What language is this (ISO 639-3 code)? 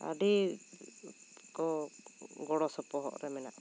sat